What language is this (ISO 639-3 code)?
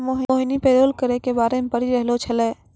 mai